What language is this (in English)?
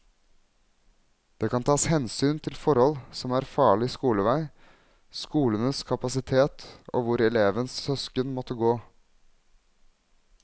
Norwegian